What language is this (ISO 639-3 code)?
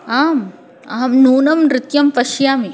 san